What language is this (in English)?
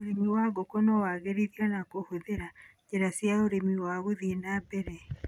Kikuyu